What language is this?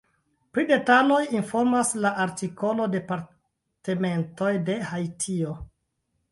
Esperanto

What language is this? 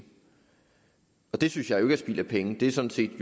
Danish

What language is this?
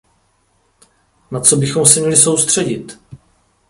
Czech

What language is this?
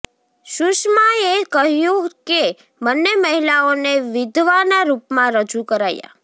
Gujarati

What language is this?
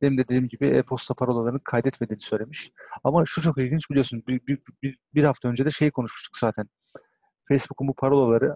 Turkish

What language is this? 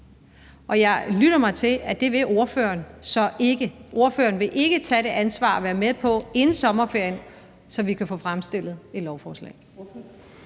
Danish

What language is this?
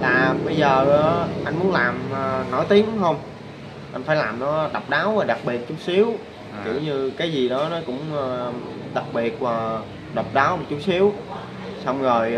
Vietnamese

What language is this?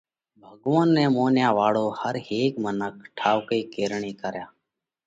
Parkari Koli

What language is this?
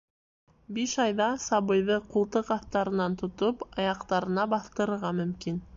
Bashkir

